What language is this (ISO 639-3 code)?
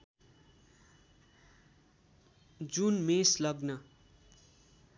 nep